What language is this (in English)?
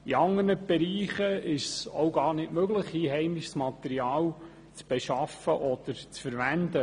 Swiss German